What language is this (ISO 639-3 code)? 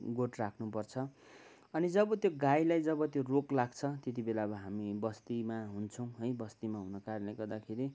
nep